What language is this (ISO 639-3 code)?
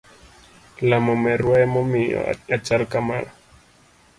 luo